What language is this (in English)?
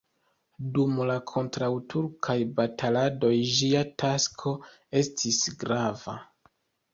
Esperanto